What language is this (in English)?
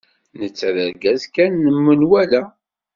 Kabyle